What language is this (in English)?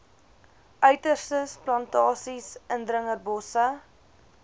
Afrikaans